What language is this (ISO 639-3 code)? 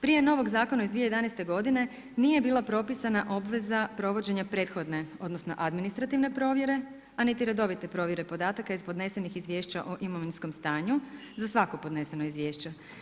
hrv